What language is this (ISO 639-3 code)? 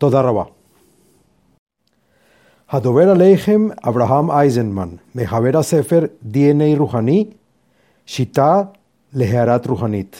heb